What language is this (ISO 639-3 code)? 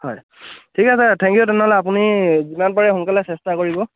asm